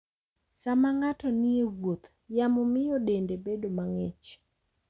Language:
Luo (Kenya and Tanzania)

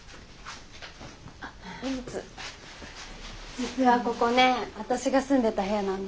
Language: Japanese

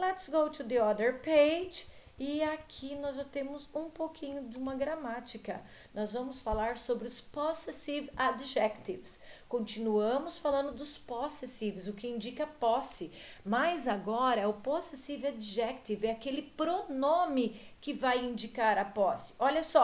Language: Portuguese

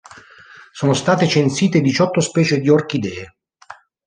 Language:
Italian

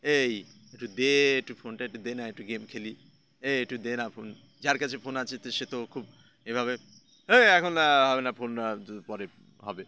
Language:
Bangla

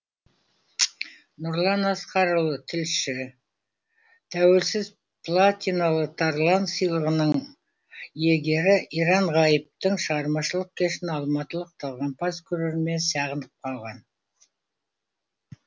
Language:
Kazakh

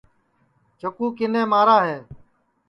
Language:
Sansi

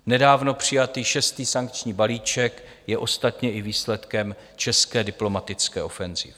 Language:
Czech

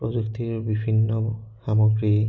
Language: Assamese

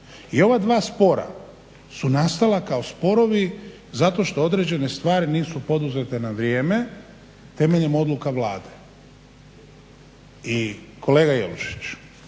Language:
Croatian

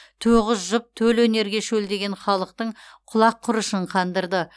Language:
Kazakh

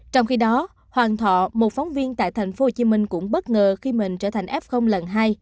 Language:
Vietnamese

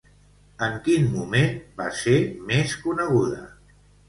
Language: Catalan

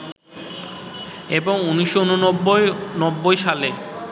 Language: Bangla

